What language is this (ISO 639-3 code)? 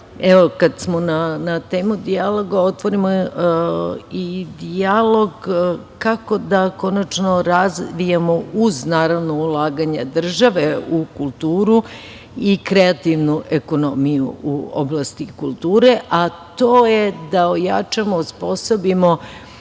srp